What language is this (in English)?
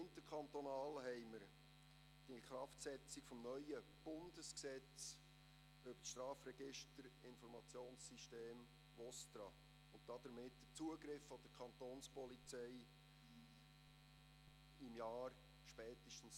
Swiss German